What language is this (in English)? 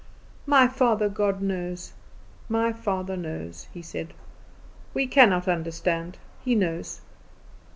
English